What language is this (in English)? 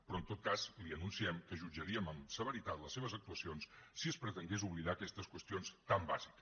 Catalan